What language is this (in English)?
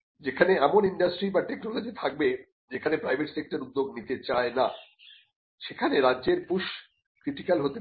Bangla